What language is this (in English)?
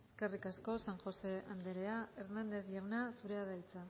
Basque